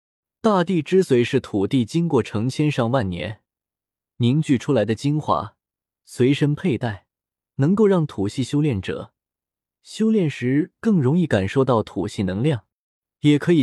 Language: Chinese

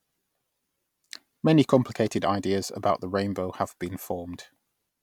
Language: English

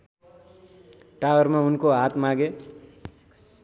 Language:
Nepali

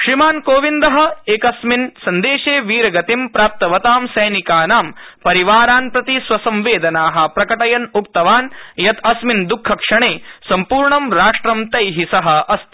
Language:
Sanskrit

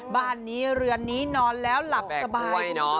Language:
Thai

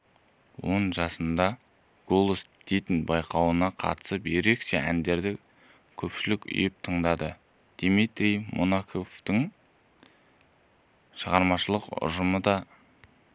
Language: Kazakh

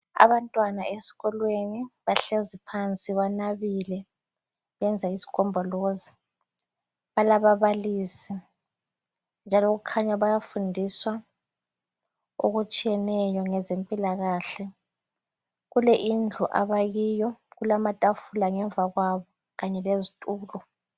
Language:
North Ndebele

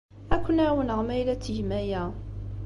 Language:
Kabyle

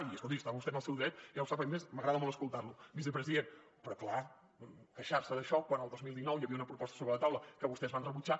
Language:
Catalan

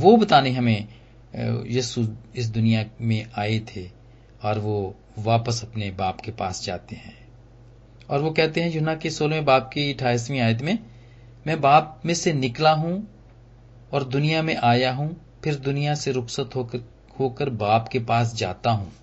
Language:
Hindi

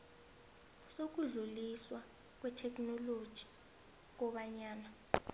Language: South Ndebele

